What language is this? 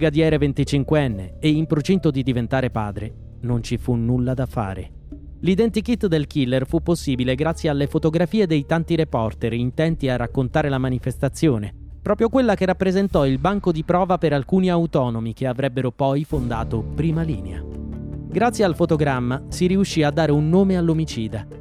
Italian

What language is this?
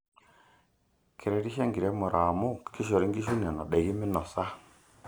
Masai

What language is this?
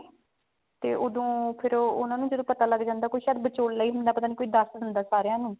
Punjabi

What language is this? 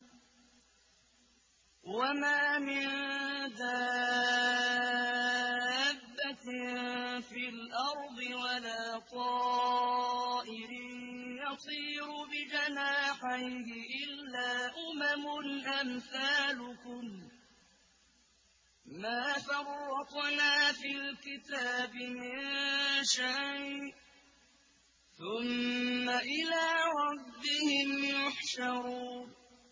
Arabic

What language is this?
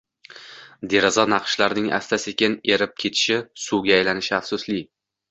Uzbek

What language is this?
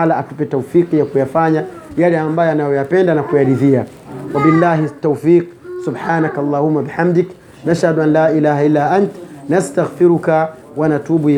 Swahili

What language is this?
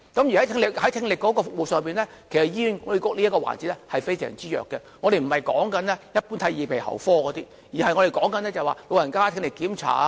Cantonese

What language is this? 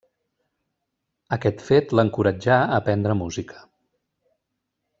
Catalan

